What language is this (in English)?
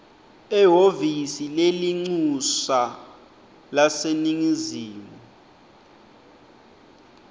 Swati